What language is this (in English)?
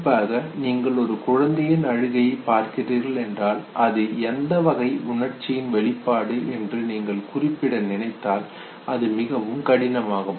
Tamil